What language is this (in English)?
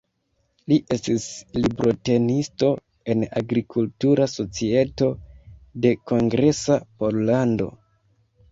Esperanto